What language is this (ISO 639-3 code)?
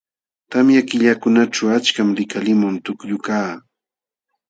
qxw